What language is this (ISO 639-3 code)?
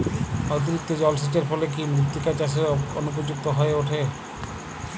ben